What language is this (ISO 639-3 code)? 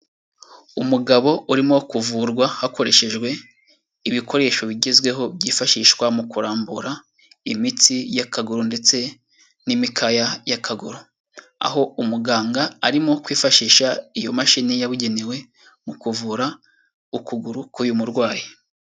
kin